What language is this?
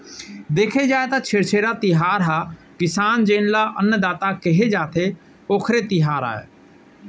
Chhattisgarhi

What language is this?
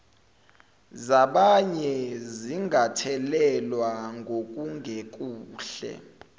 Zulu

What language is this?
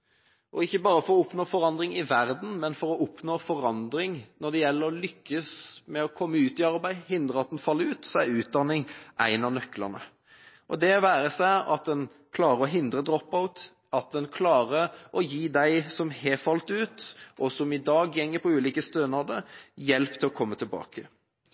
Norwegian Bokmål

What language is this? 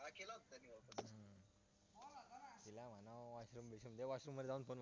Marathi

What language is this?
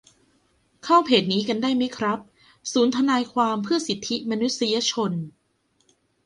Thai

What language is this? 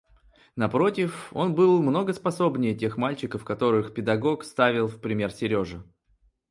Russian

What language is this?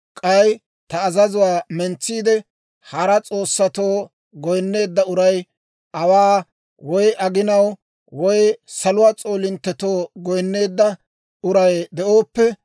Dawro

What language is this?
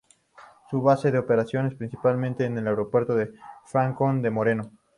Spanish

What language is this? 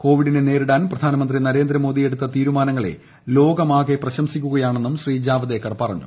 Malayalam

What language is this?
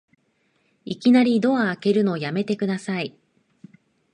Japanese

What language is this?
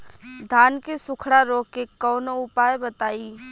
Bhojpuri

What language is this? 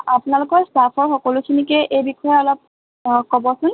Assamese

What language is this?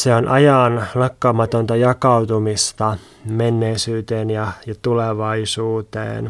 Finnish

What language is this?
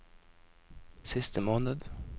Norwegian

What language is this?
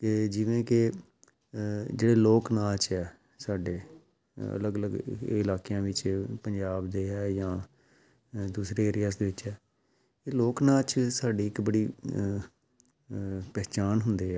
Punjabi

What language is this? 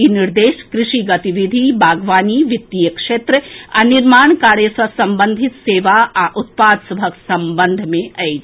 Maithili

